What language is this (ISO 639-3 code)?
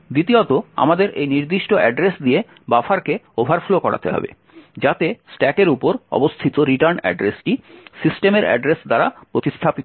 ben